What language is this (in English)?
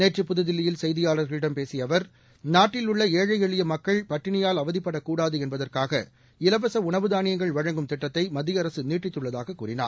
Tamil